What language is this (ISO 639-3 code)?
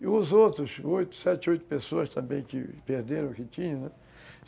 por